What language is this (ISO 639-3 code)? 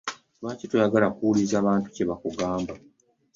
lug